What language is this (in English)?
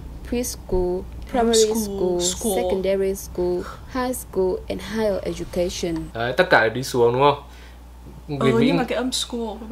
Vietnamese